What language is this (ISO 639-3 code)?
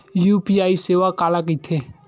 hne